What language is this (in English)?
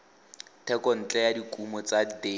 Tswana